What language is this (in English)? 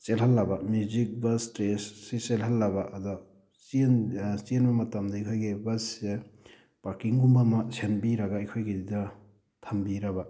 Manipuri